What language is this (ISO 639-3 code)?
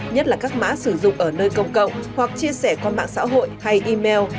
vie